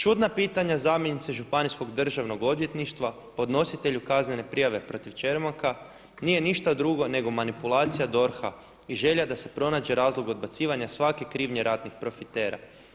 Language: Croatian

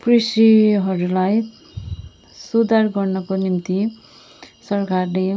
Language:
Nepali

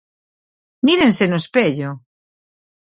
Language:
Galician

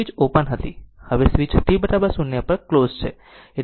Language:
Gujarati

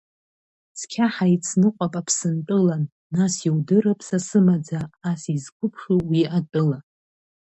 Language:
Abkhazian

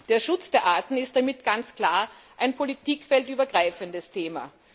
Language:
German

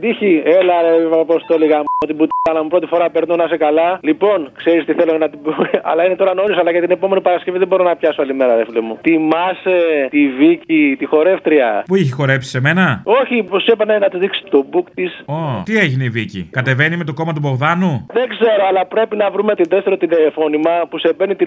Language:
Greek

